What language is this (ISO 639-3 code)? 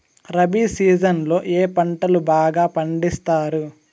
tel